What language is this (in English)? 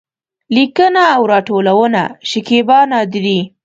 Pashto